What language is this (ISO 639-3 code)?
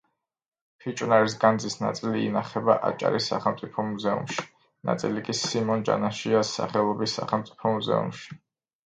kat